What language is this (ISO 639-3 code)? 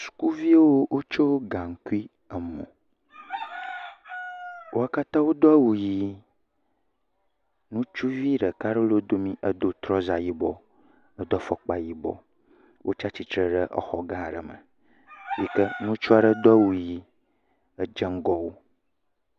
ewe